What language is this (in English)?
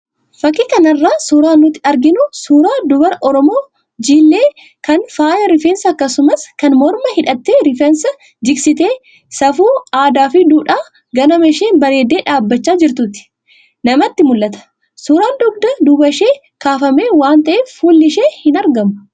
Oromo